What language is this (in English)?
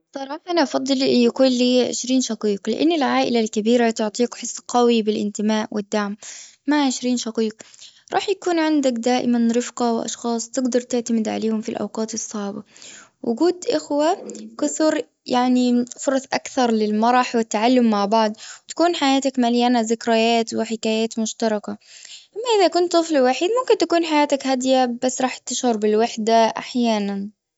Gulf Arabic